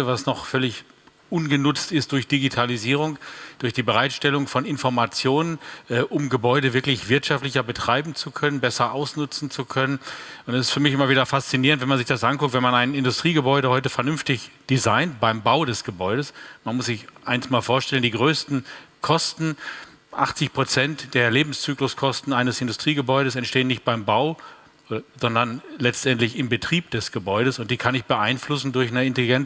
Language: German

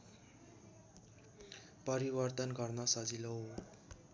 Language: Nepali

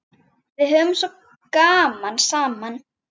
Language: Icelandic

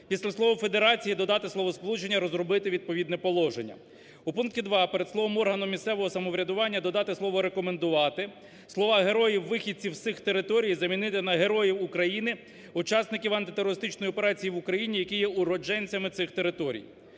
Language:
Ukrainian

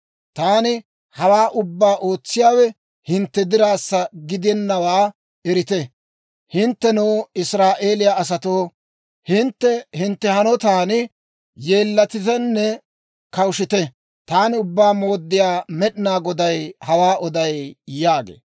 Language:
Dawro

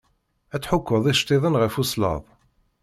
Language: Kabyle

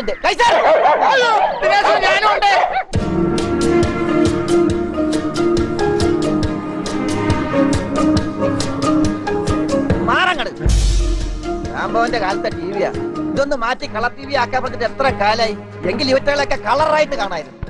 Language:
Malayalam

